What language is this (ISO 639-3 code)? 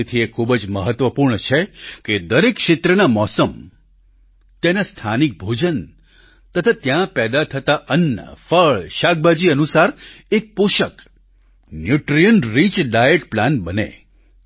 guj